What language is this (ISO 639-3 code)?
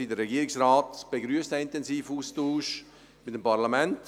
gsw